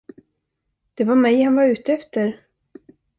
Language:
Swedish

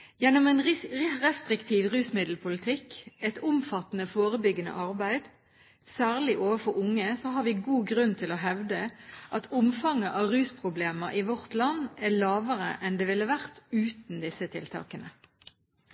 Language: Norwegian Bokmål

